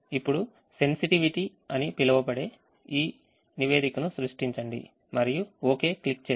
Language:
Telugu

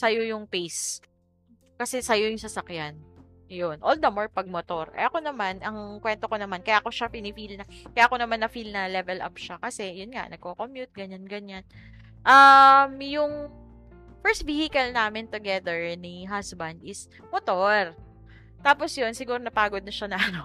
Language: Filipino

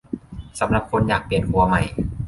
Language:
Thai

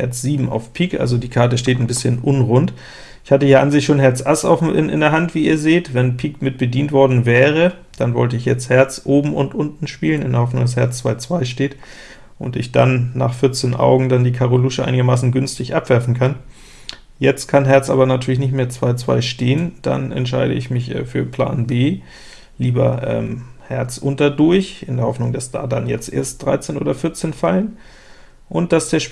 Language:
German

